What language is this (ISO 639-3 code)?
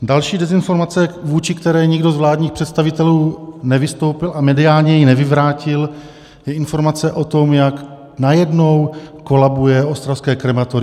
ces